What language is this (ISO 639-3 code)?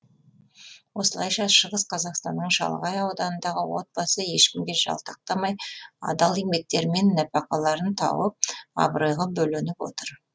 kaz